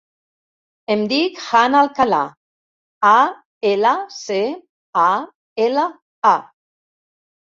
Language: Catalan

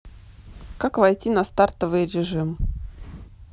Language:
Russian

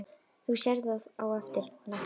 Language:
Icelandic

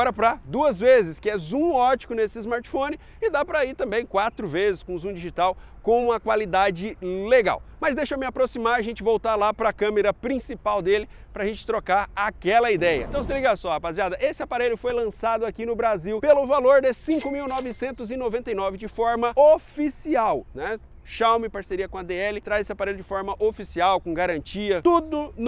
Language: Portuguese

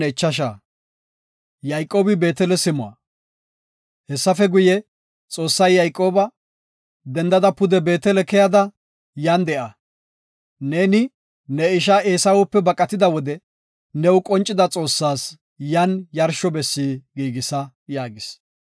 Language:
Gofa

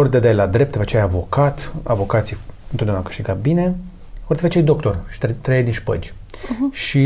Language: Romanian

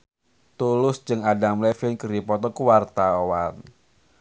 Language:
Sundanese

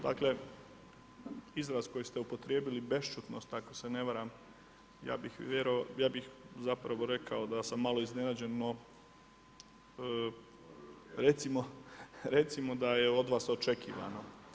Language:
Croatian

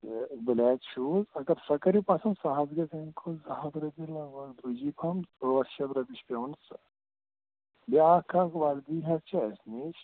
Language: Kashmiri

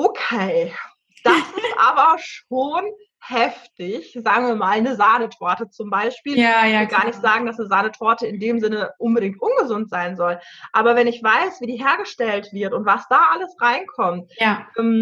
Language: German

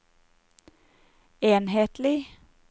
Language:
Norwegian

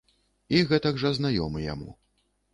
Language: Belarusian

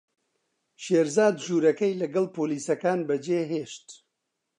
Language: Central Kurdish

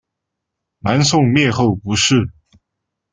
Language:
Chinese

